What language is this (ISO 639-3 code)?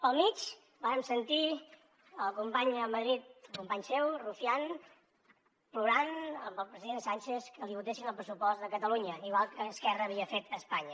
cat